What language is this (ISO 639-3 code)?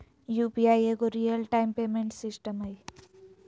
mag